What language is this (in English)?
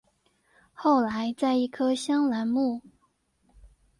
Chinese